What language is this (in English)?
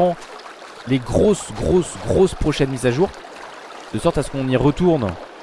French